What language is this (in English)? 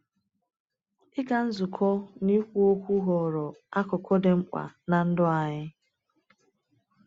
Igbo